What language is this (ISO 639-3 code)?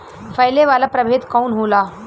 bho